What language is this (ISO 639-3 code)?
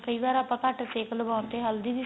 pan